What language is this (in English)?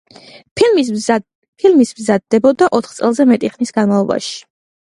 Georgian